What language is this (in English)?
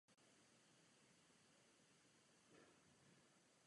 Czech